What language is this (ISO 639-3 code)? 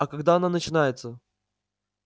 rus